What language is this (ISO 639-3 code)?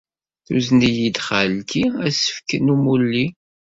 kab